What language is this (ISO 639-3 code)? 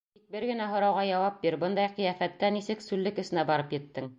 bak